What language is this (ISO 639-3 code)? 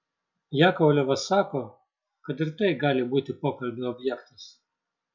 lit